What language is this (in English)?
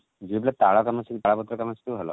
Odia